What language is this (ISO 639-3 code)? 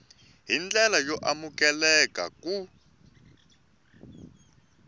tso